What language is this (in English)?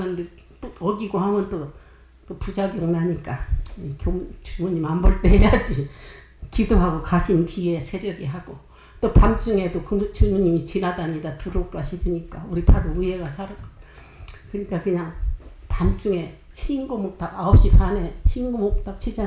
Korean